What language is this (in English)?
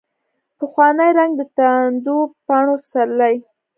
Pashto